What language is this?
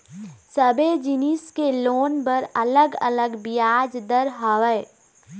Chhattisgarhi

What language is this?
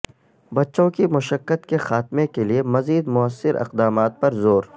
Urdu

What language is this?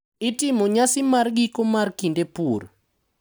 Luo (Kenya and Tanzania)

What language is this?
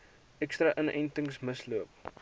Afrikaans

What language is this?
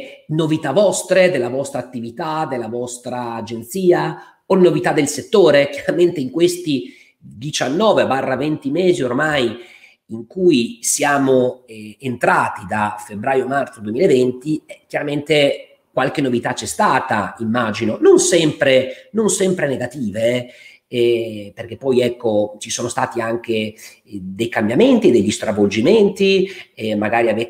Italian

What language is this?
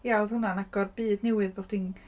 Welsh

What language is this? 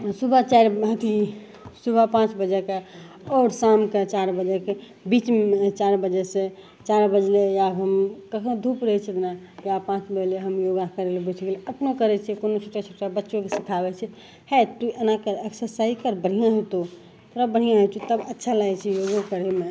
Maithili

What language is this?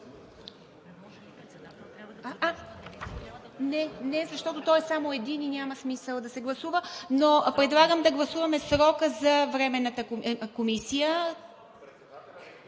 Bulgarian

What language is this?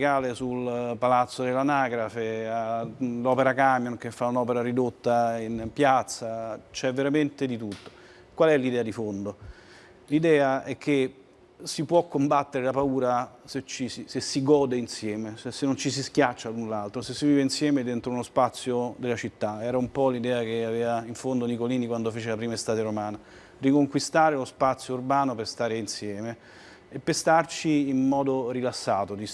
Italian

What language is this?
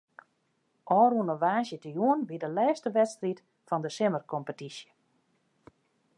Western Frisian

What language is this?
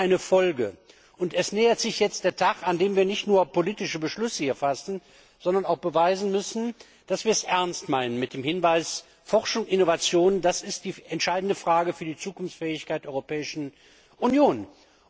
German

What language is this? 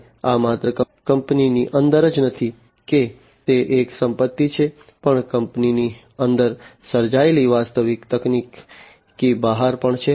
Gujarati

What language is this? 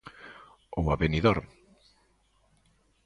Galician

